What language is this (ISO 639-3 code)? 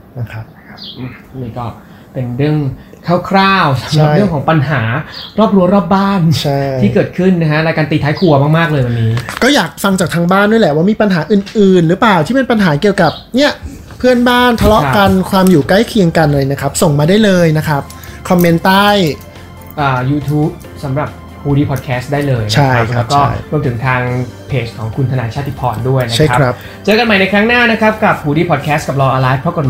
tha